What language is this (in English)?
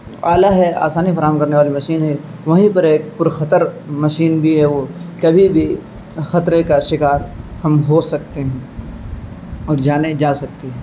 Urdu